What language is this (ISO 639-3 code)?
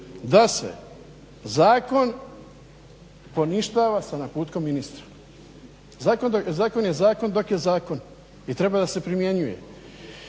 hrv